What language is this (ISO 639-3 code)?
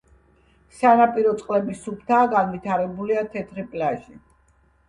kat